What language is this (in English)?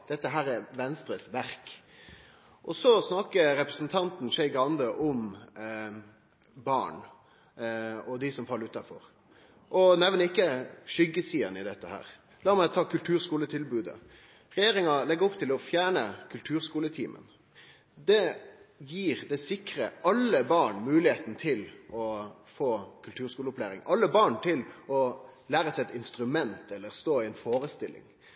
Norwegian Nynorsk